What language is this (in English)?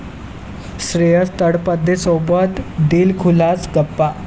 Marathi